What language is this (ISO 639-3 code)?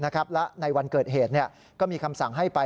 tha